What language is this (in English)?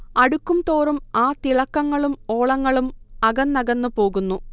Malayalam